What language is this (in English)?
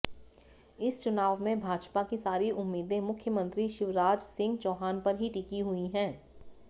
Hindi